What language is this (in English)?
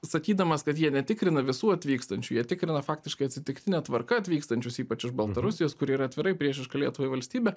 Lithuanian